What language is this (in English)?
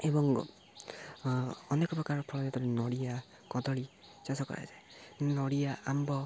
Odia